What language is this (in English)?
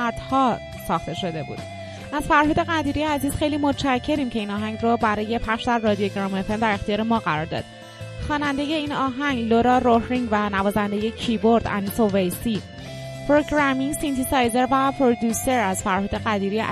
Persian